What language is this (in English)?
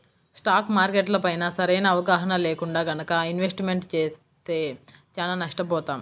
Telugu